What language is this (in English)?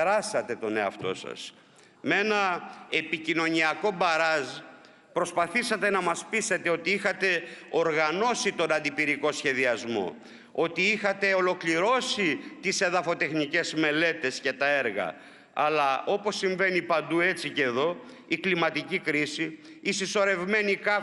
Greek